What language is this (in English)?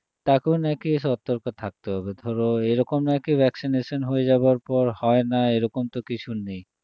Bangla